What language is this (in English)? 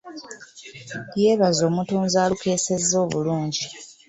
Ganda